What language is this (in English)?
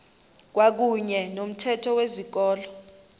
Xhosa